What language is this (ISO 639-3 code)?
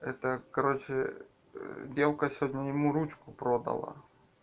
rus